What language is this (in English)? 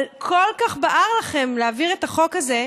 Hebrew